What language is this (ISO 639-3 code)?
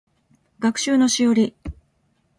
jpn